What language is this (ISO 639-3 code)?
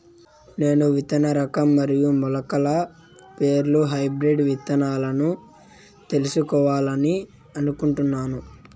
tel